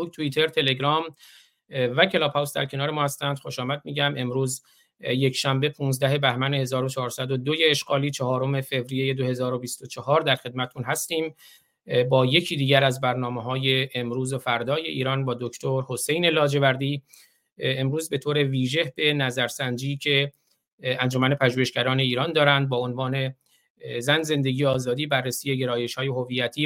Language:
Persian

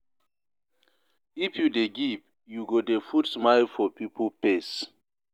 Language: Nigerian Pidgin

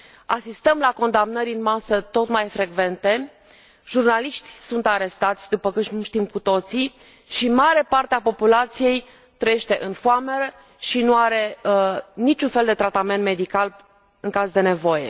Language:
Romanian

